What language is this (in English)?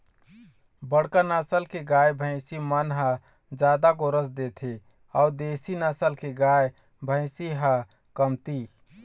Chhattisgarhi